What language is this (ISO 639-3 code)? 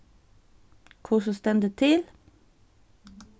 fao